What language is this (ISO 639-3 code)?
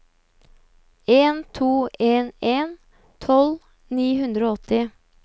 nor